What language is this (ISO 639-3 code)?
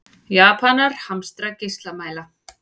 isl